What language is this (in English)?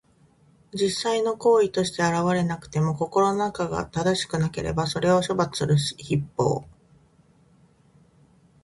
Japanese